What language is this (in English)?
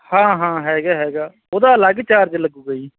Punjabi